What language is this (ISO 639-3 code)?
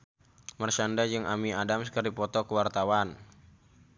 sun